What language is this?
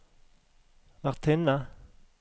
Norwegian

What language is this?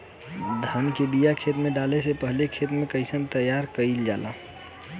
Bhojpuri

